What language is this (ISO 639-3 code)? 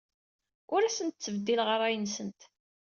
kab